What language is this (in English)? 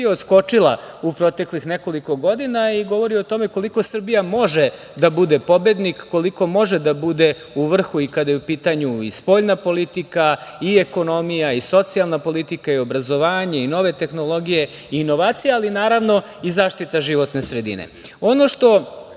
Serbian